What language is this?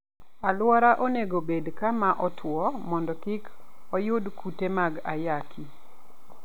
Luo (Kenya and Tanzania)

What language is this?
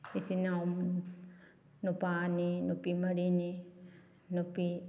Manipuri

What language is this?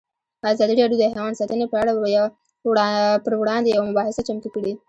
Pashto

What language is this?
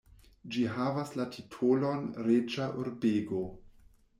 Esperanto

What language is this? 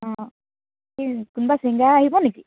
Assamese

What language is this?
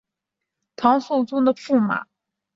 Chinese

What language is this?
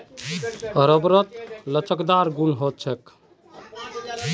Magahi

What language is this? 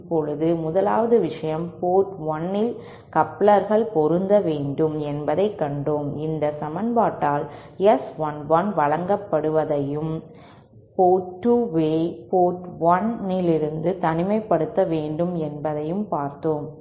Tamil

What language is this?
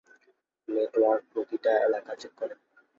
Bangla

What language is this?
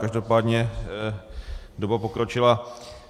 Czech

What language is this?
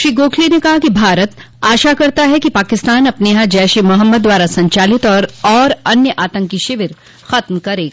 Hindi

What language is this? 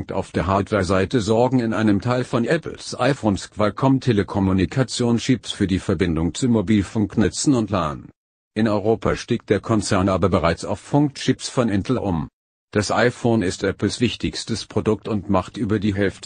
German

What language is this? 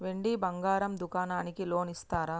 Telugu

